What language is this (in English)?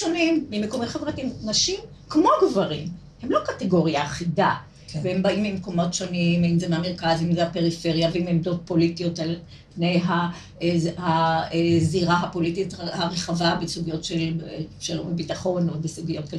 Hebrew